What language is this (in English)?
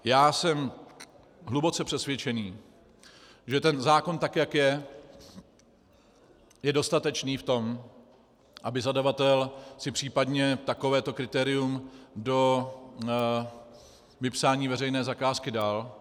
Czech